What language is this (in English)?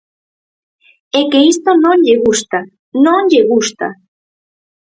Galician